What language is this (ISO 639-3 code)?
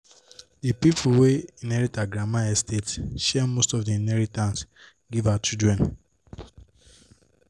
pcm